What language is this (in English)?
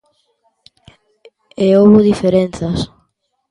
Galician